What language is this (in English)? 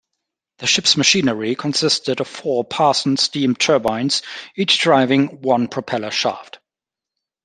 English